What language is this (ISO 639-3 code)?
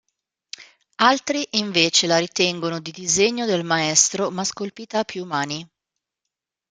ita